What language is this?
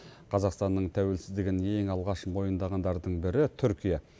Kazakh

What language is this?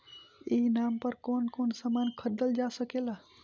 Bhojpuri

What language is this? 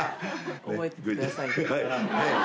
Japanese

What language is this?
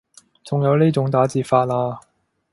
Cantonese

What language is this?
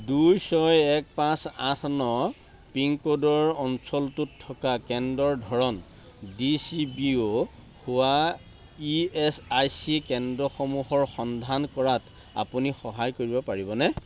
Assamese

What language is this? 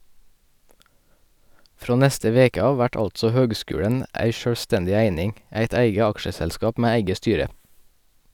Norwegian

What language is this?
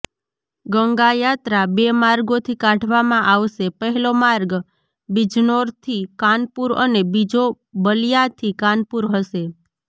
Gujarati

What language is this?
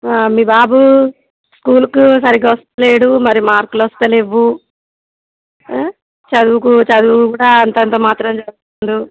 Telugu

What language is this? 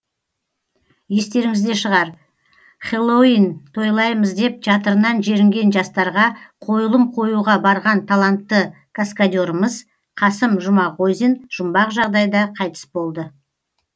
Kazakh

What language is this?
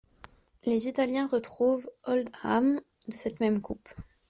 French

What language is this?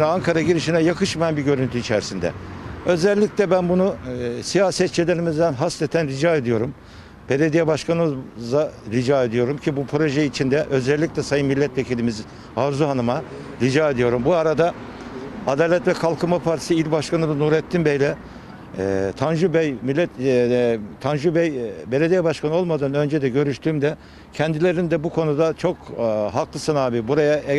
Turkish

